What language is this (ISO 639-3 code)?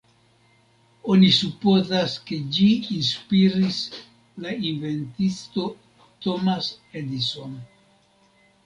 epo